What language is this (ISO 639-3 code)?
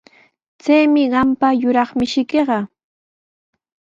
qws